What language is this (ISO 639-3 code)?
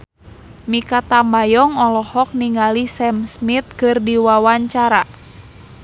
sun